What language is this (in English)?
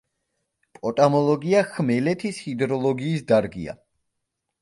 Georgian